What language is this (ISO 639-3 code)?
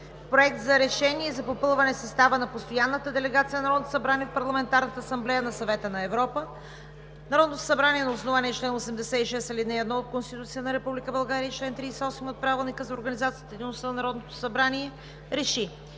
bul